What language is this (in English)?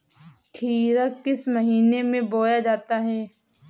Hindi